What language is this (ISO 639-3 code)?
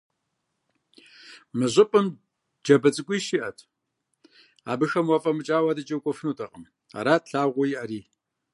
kbd